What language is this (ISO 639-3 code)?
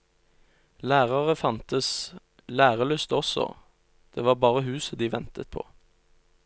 nor